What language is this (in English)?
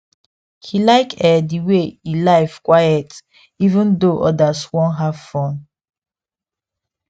Nigerian Pidgin